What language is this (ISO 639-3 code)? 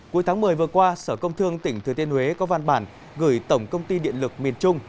vie